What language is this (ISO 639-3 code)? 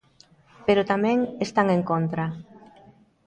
glg